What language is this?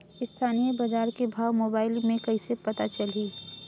Chhattisgarhi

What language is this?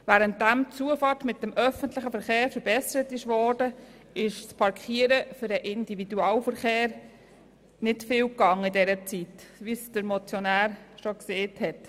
Swiss German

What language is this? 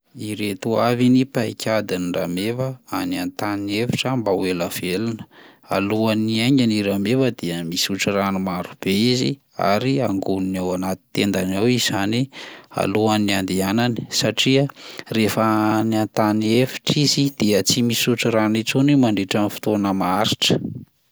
Malagasy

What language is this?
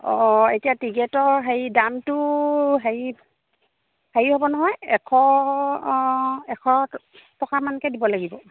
Assamese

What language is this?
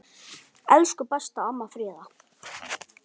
Icelandic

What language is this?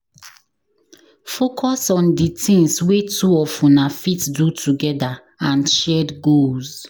Nigerian Pidgin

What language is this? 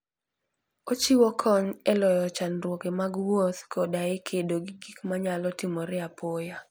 Luo (Kenya and Tanzania)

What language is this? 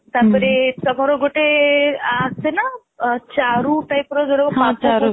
Odia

